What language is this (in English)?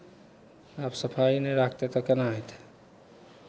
Maithili